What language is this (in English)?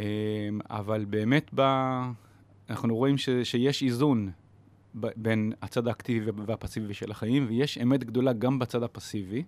Hebrew